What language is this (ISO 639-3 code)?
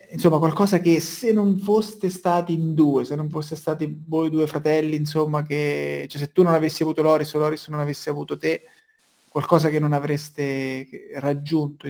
ita